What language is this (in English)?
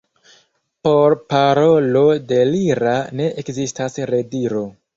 Esperanto